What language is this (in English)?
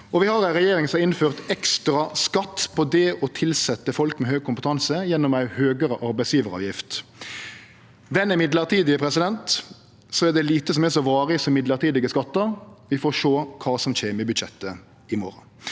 Norwegian